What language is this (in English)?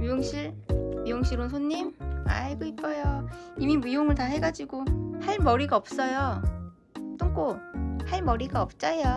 Korean